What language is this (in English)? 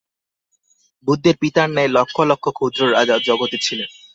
Bangla